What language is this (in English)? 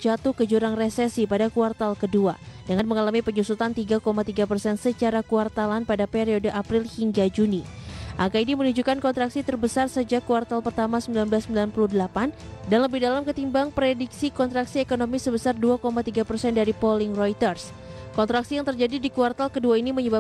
Indonesian